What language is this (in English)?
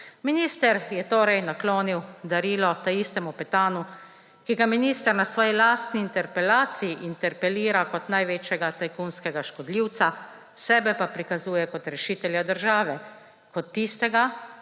Slovenian